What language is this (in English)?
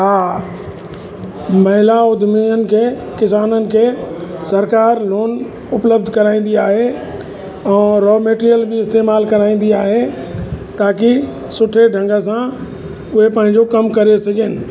Sindhi